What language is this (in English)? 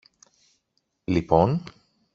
Greek